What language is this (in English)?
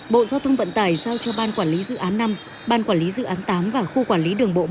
Vietnamese